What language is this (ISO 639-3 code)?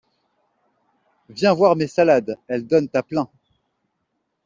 fra